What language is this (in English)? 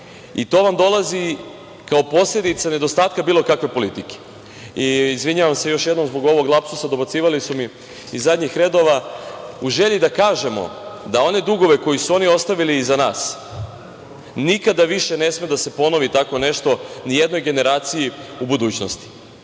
Serbian